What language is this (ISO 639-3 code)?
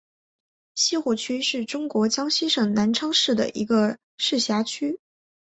zho